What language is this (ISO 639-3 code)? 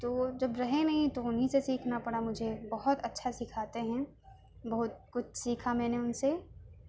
urd